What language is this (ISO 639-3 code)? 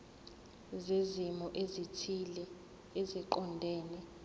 zul